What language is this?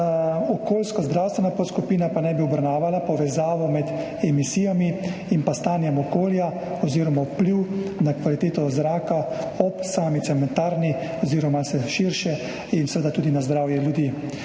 Slovenian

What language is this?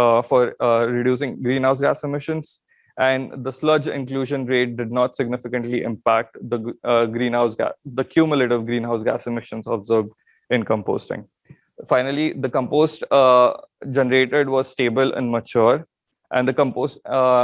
English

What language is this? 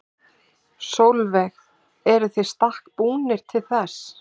Icelandic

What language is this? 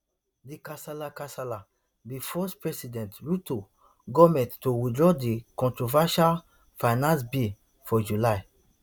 Nigerian Pidgin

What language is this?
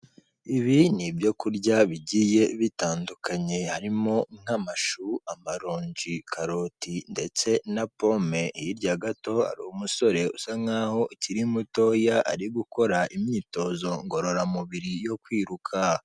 Kinyarwanda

